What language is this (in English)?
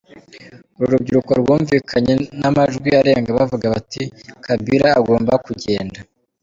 Kinyarwanda